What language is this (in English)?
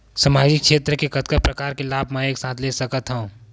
Chhattisgarhi